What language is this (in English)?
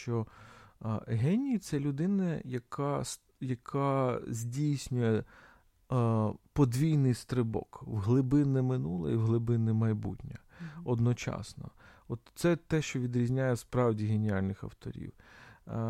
Ukrainian